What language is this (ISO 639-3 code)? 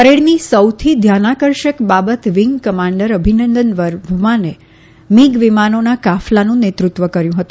guj